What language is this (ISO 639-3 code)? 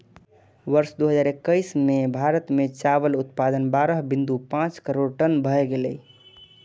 mai